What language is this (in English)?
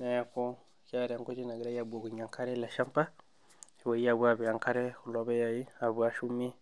Masai